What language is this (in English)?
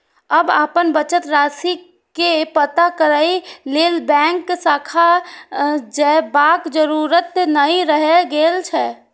Maithili